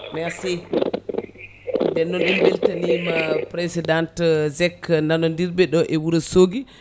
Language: Fula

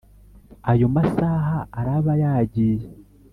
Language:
Kinyarwanda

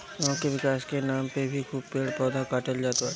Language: Bhojpuri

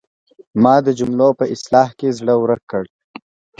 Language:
Pashto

